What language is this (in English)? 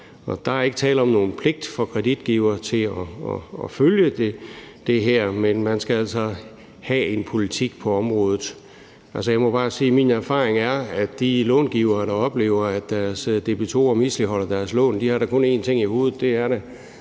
Danish